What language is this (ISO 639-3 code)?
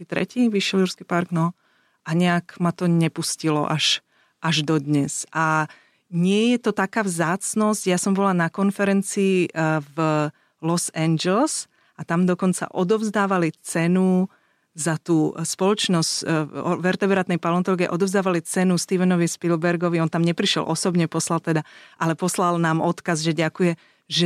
slk